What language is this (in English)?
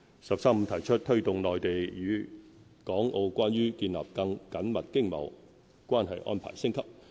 Cantonese